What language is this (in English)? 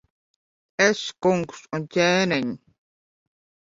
Latvian